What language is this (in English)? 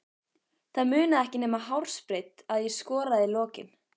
Icelandic